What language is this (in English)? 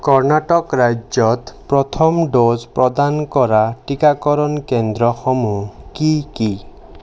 Assamese